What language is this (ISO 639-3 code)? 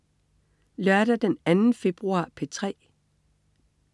dan